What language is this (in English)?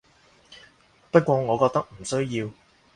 Cantonese